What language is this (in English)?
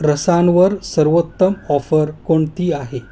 Marathi